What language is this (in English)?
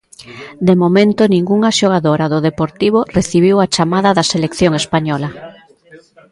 Galician